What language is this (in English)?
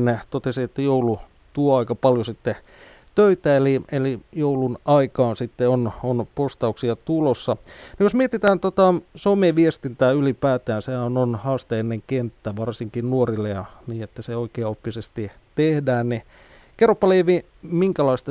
Finnish